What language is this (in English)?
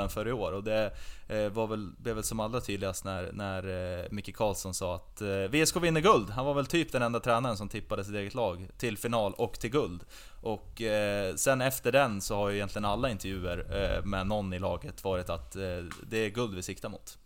Swedish